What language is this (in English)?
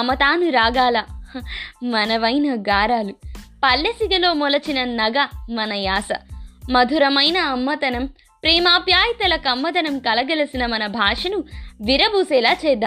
Telugu